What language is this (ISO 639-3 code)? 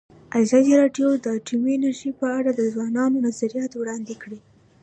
pus